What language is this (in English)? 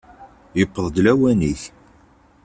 Kabyle